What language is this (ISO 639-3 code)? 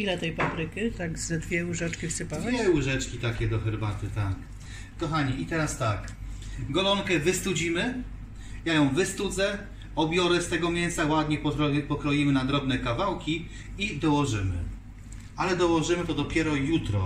pol